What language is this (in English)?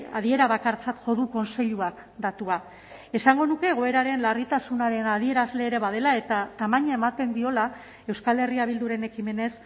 Basque